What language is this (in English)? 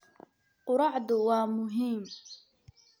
Somali